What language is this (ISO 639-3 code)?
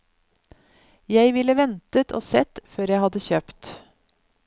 nor